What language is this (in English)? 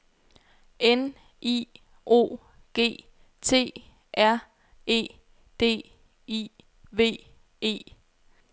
Danish